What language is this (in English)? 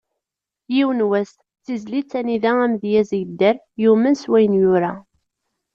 Kabyle